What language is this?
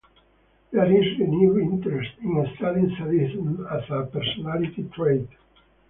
English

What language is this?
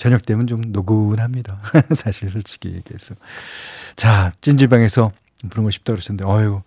Korean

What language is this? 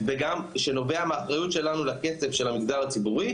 Hebrew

